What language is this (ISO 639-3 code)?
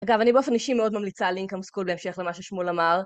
heb